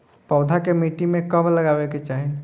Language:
Bhojpuri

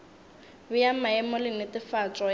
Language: Northern Sotho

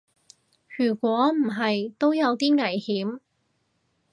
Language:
Cantonese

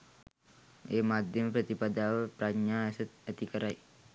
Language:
Sinhala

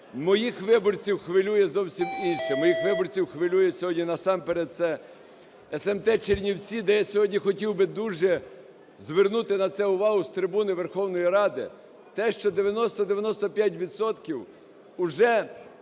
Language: Ukrainian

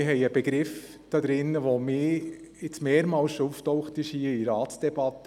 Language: Swiss German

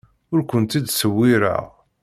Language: Kabyle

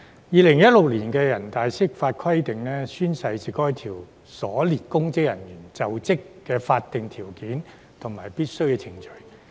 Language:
Cantonese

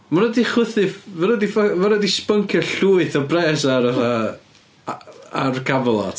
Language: Welsh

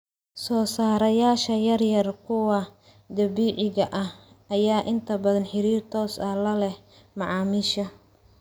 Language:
Somali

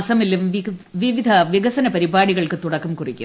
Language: Malayalam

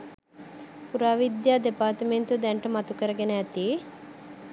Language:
Sinhala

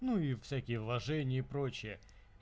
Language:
Russian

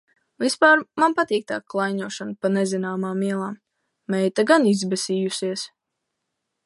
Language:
Latvian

